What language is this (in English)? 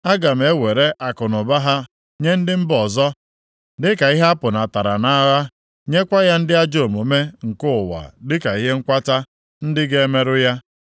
Igbo